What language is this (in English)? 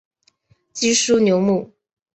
Chinese